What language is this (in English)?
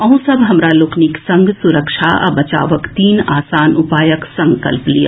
Maithili